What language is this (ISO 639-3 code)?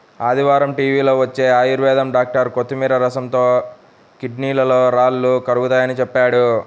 tel